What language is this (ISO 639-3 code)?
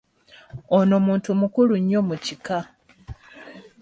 lug